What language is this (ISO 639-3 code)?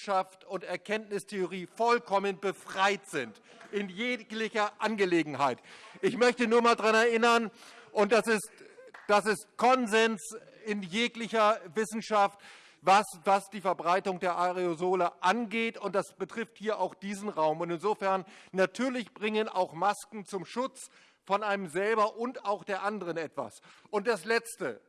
deu